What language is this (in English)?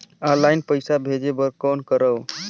Chhattisgarhi